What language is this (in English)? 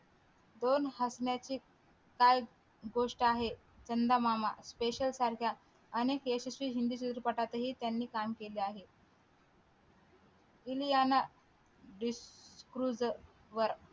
Marathi